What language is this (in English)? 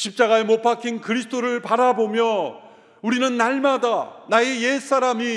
Korean